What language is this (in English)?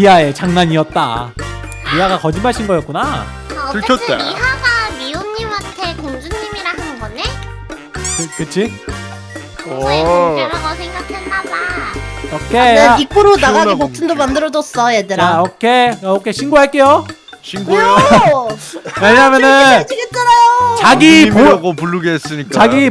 Korean